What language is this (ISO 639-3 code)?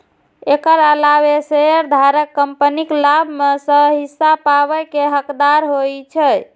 mai